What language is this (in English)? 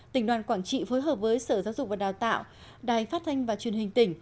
Vietnamese